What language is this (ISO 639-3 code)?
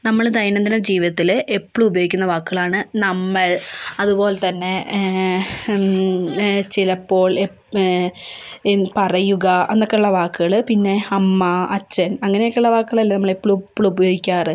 mal